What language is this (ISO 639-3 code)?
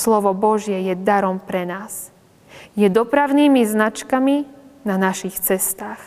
slk